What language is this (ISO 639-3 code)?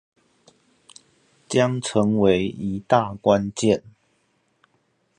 zho